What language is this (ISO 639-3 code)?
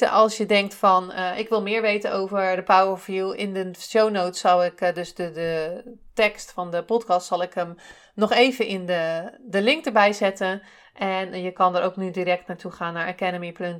nld